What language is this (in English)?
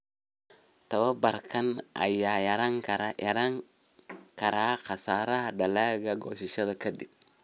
Somali